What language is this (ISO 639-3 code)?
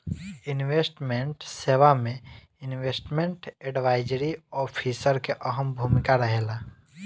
bho